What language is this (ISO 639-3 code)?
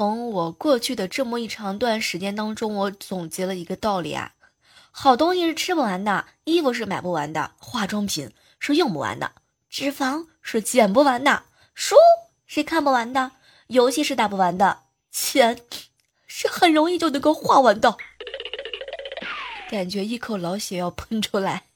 zho